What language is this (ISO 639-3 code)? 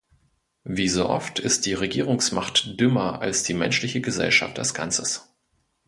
deu